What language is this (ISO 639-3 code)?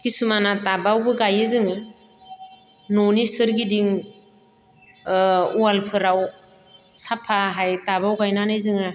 brx